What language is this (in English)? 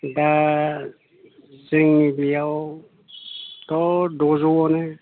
Bodo